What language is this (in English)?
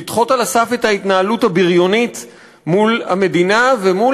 Hebrew